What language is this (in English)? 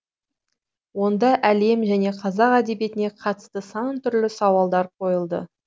Kazakh